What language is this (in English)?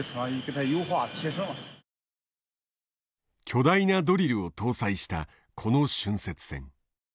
Japanese